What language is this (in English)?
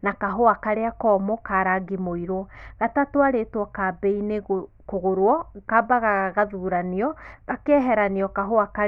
Kikuyu